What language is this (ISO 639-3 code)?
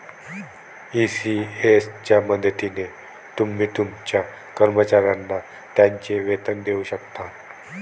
mar